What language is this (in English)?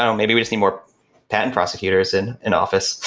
English